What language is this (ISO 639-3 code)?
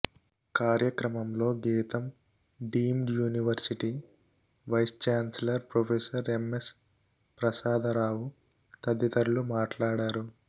tel